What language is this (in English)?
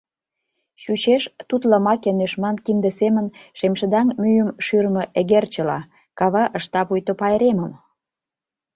Mari